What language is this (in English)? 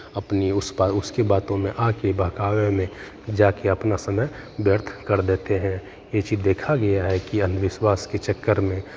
Hindi